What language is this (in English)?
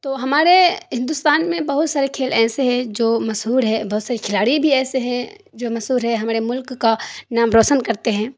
Urdu